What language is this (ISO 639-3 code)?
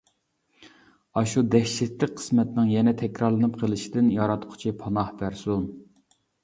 uig